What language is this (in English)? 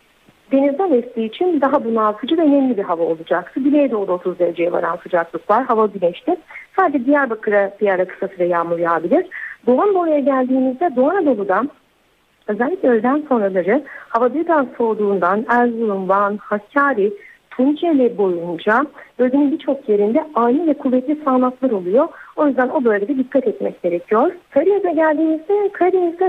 Turkish